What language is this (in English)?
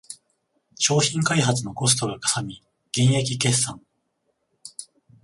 Japanese